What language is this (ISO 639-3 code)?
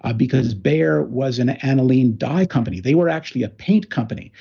eng